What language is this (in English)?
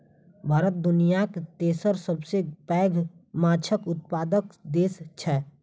Maithili